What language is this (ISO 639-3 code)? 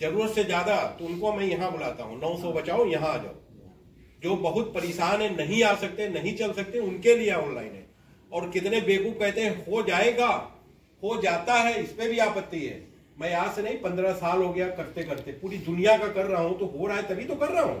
hin